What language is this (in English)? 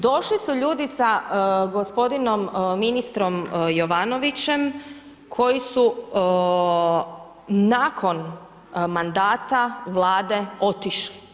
Croatian